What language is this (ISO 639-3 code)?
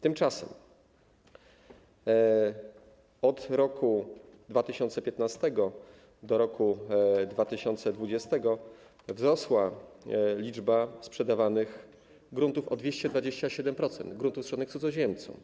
pol